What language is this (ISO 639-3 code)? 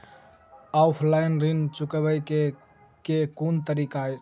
mai